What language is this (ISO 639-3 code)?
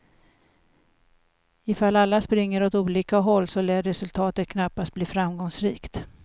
swe